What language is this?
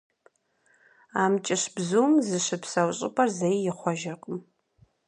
Kabardian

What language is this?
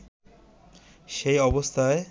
Bangla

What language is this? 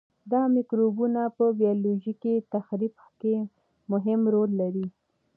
Pashto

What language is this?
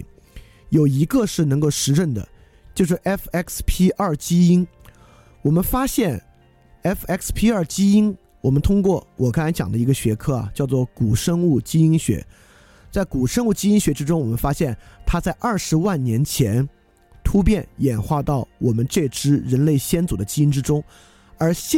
Chinese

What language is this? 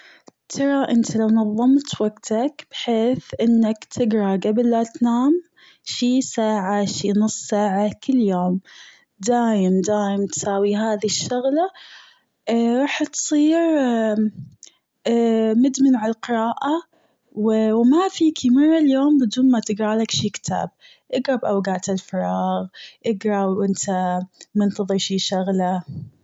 Gulf Arabic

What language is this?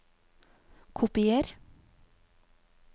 Norwegian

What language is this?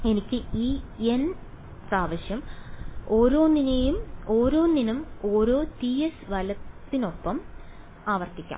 Malayalam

